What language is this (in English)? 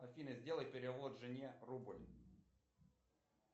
Russian